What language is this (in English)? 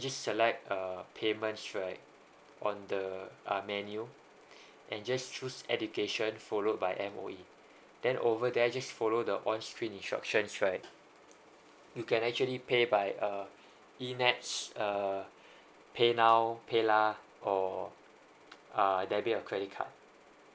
English